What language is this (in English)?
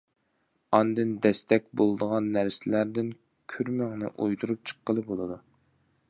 Uyghur